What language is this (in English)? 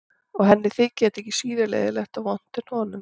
Icelandic